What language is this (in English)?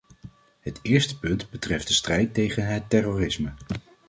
Dutch